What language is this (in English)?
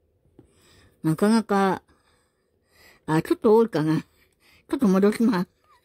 Japanese